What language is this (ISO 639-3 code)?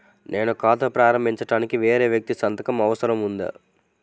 tel